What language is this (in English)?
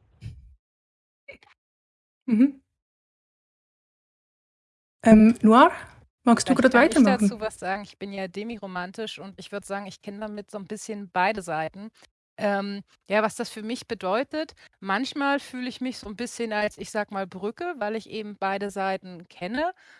German